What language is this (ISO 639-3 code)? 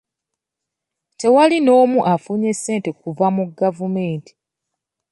lug